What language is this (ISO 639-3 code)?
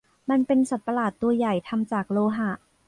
tha